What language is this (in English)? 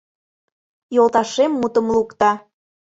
Mari